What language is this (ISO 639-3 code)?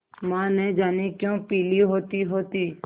hin